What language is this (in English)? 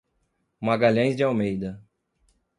Portuguese